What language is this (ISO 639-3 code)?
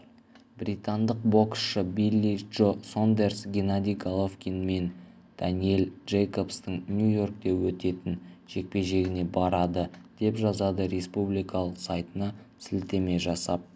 kaz